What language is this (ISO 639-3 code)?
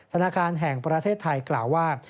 tha